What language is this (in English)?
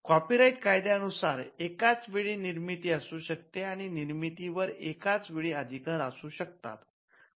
Marathi